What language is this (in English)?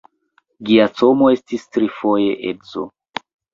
Esperanto